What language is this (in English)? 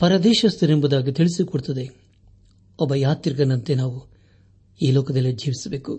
Kannada